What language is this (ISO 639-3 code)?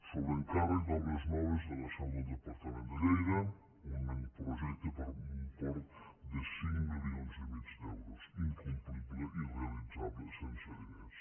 cat